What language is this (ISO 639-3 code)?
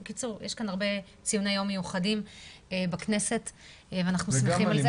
heb